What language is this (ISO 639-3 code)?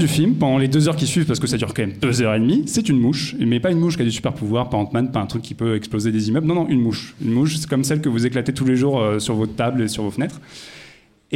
fra